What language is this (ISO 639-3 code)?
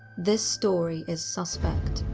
eng